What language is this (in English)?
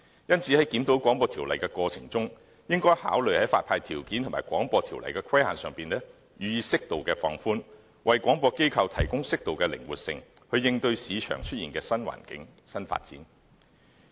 Cantonese